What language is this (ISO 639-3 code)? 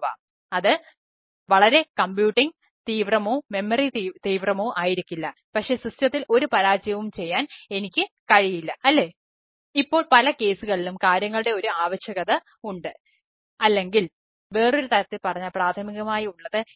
mal